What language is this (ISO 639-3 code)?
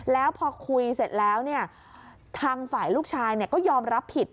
tha